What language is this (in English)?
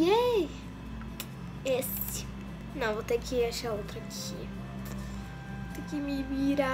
Portuguese